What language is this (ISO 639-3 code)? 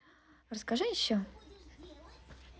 rus